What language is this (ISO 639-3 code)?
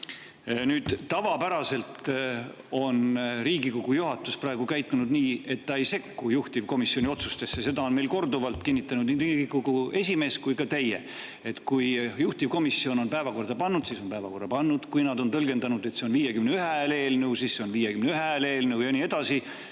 est